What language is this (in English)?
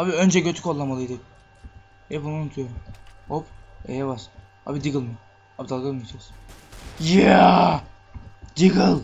Turkish